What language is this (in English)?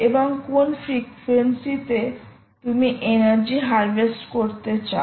Bangla